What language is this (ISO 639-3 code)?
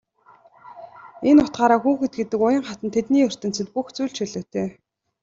mon